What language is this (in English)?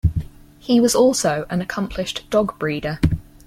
English